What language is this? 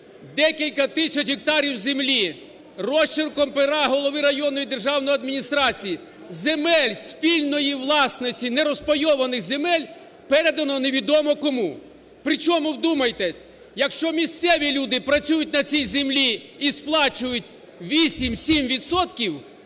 Ukrainian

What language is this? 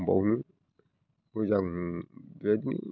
Bodo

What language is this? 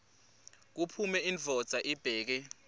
Swati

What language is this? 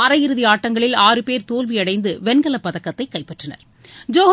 Tamil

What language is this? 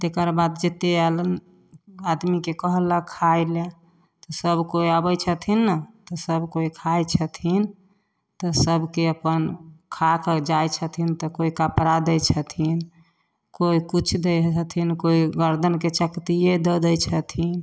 Maithili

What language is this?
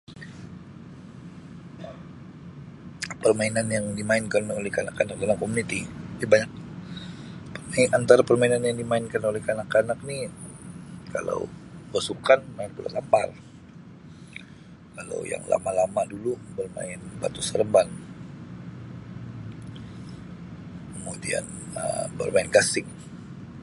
Sabah Malay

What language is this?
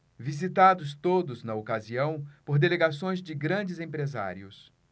Portuguese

